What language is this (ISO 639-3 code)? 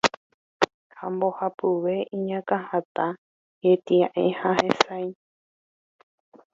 grn